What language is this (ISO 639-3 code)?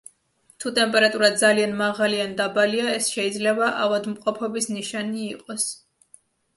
kat